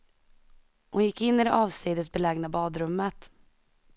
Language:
Swedish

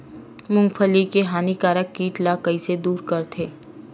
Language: Chhattisgarhi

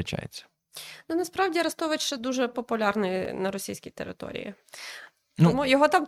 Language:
Ukrainian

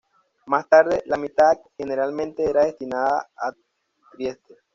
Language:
Spanish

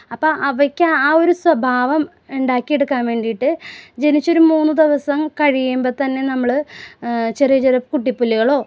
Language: Malayalam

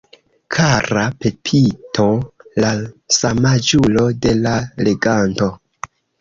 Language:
Esperanto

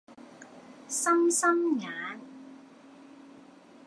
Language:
Cantonese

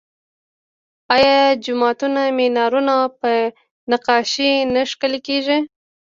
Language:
Pashto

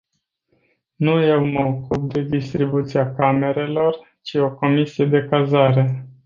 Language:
Romanian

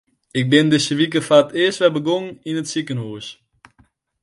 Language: Western Frisian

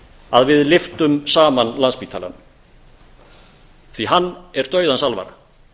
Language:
Icelandic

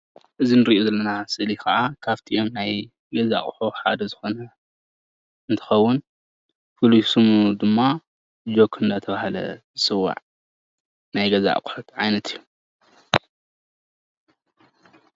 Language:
Tigrinya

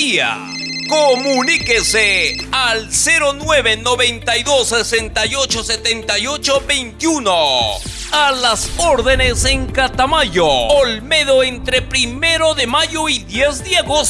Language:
Spanish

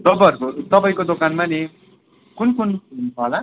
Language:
Nepali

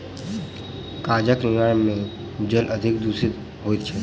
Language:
Maithili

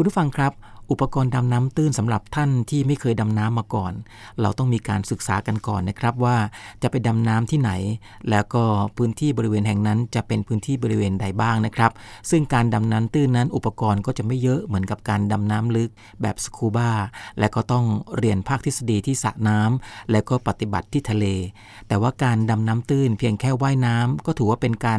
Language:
Thai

